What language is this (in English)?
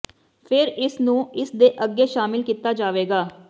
Punjabi